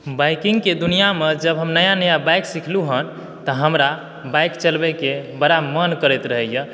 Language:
Maithili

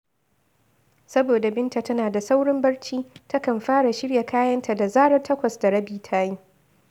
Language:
Hausa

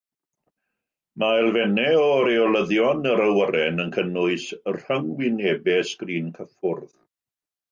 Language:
Welsh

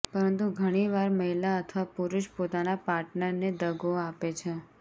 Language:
Gujarati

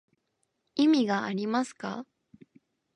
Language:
Japanese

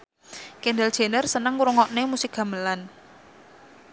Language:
Javanese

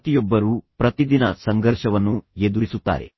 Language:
Kannada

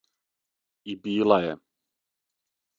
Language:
Serbian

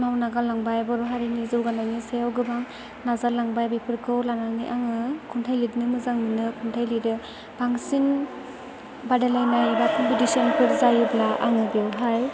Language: Bodo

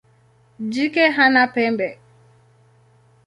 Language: Swahili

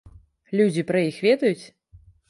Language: Belarusian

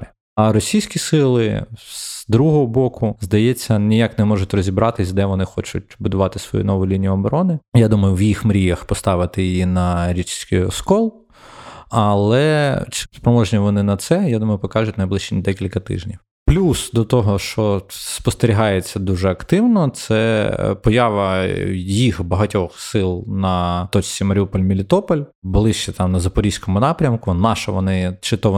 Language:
Ukrainian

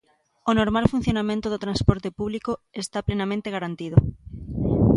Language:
Galician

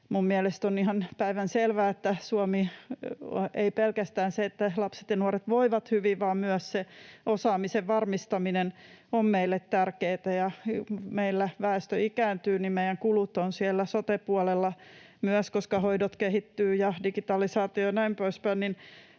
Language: Finnish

